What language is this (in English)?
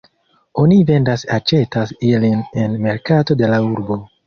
Esperanto